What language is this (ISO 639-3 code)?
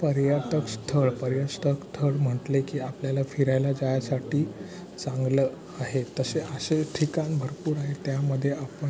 mar